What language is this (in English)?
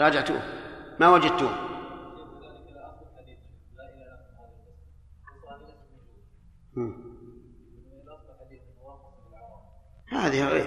Arabic